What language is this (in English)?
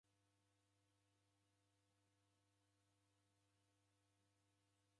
Taita